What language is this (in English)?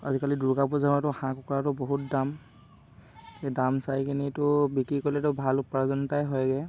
Assamese